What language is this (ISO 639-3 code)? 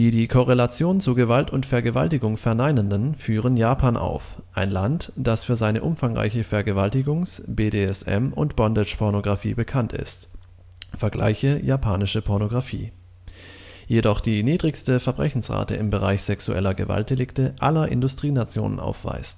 deu